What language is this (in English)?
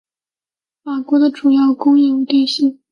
Chinese